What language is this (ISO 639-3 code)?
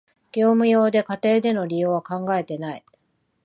jpn